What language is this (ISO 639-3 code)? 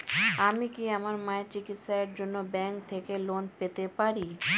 ben